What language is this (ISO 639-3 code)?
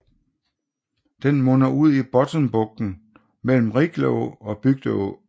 dan